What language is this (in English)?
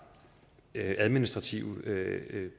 Danish